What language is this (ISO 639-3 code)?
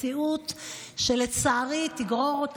heb